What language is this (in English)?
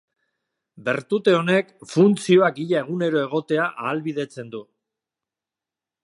Basque